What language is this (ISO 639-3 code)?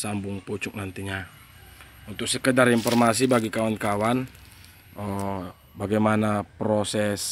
ind